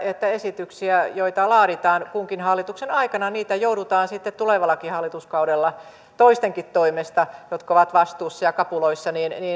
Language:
Finnish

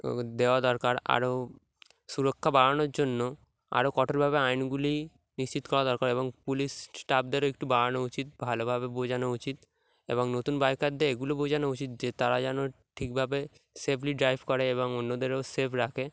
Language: Bangla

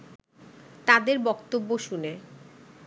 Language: Bangla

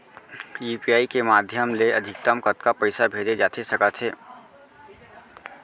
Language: Chhattisgarhi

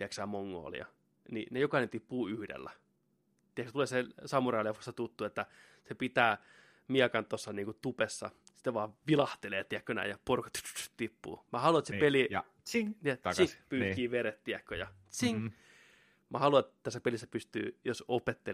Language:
Finnish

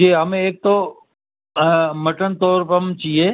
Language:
Urdu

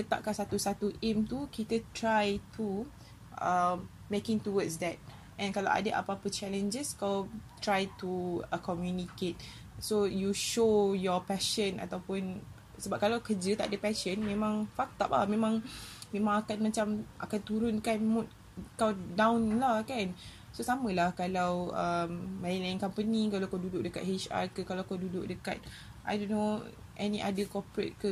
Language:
Malay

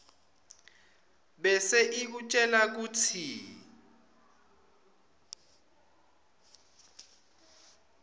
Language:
Swati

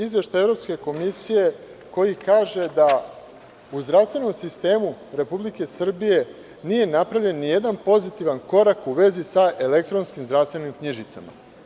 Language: Serbian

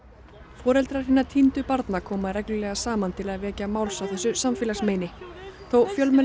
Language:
Icelandic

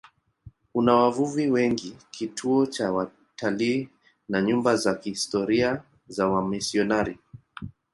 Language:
Swahili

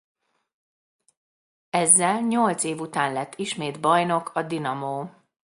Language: Hungarian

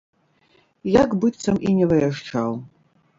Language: Belarusian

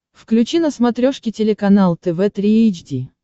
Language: Russian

